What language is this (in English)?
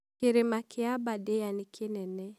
Kikuyu